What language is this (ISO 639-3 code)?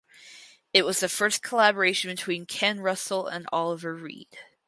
eng